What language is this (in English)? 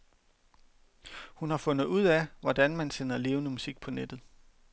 Danish